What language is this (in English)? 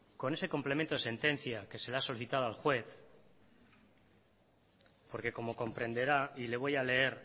Spanish